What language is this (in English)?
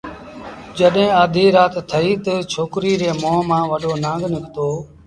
Sindhi Bhil